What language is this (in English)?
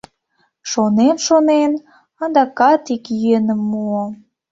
Mari